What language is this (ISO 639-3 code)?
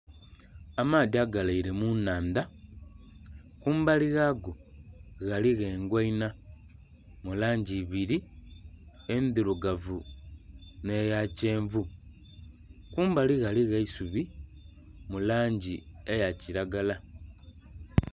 xog